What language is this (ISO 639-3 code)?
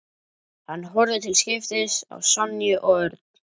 isl